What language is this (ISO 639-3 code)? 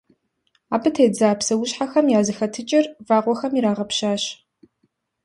kbd